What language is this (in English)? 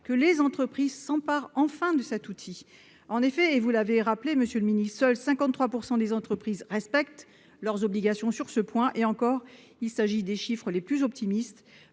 French